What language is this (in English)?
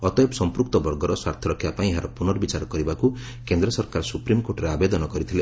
Odia